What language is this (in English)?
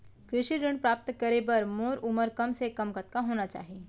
Chhattisgarhi